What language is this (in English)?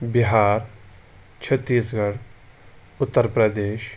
Kashmiri